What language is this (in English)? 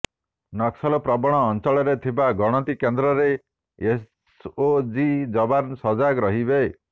Odia